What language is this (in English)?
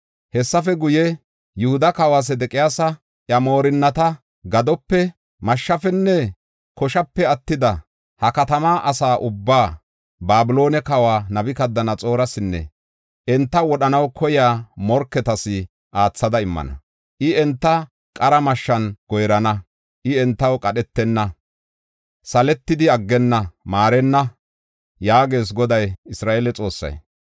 Gofa